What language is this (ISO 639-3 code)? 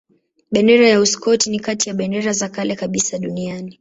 swa